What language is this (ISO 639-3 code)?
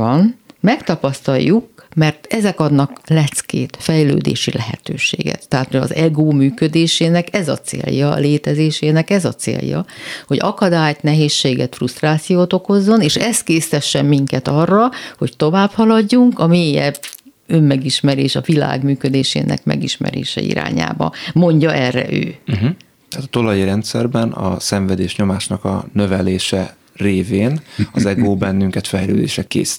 hun